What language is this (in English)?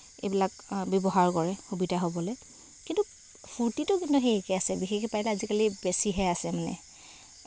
Assamese